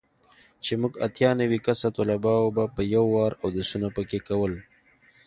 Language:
Pashto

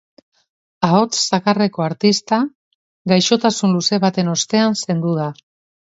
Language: Basque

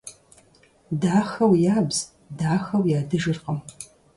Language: Kabardian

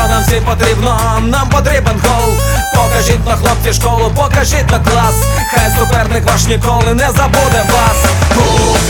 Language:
Ukrainian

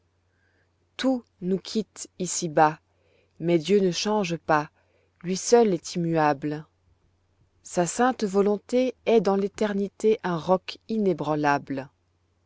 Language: French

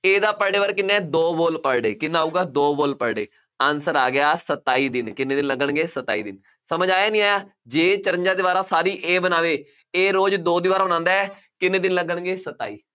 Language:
Punjabi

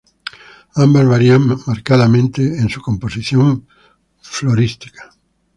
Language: Spanish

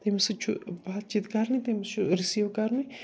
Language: Kashmiri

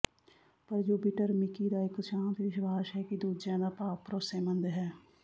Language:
Punjabi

